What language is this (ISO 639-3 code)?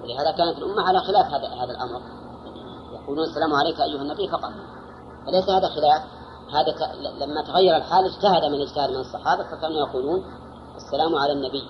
ara